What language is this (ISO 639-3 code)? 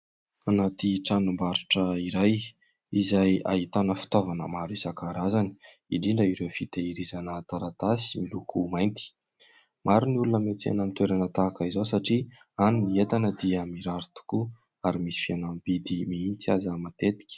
mlg